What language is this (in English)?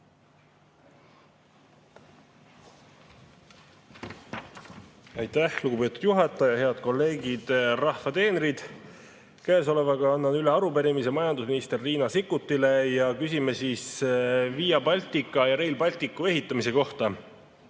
Estonian